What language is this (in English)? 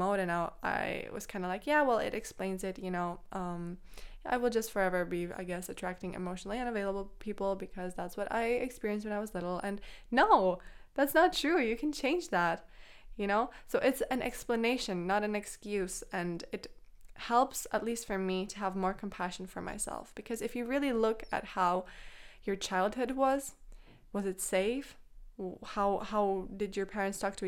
English